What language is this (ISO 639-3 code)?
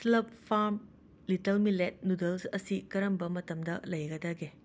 mni